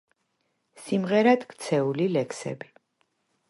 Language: Georgian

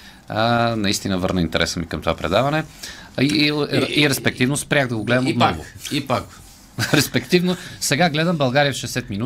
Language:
Bulgarian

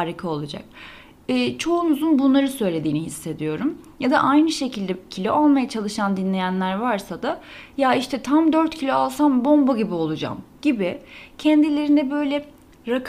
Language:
Turkish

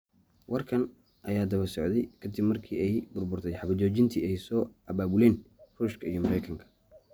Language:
Somali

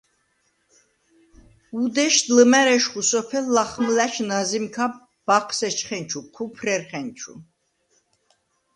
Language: Svan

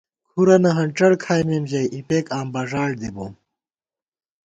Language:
Gawar-Bati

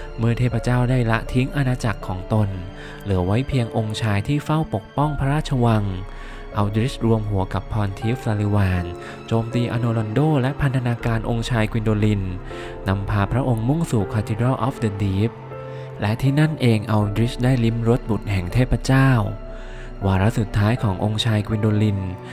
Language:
Thai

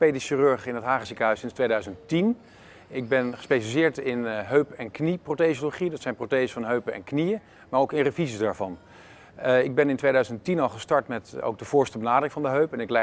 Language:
Dutch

